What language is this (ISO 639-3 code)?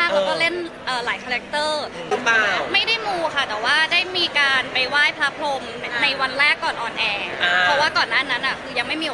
tha